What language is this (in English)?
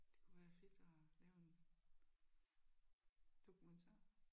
Danish